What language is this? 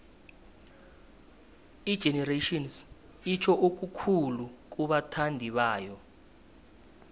South Ndebele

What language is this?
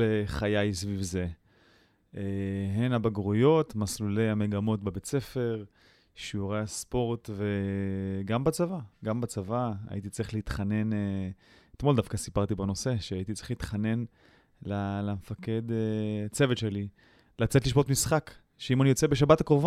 Hebrew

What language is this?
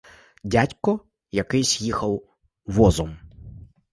Ukrainian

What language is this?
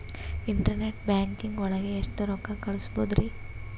Kannada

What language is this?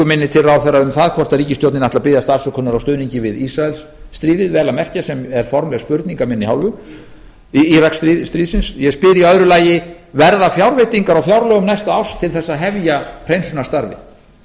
Icelandic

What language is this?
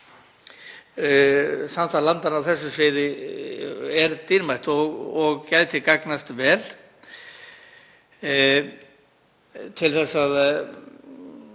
Icelandic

